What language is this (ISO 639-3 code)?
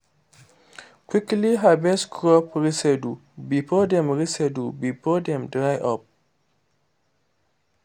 pcm